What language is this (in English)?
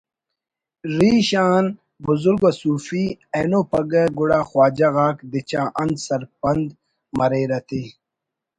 Brahui